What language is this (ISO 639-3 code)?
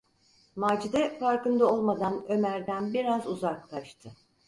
tur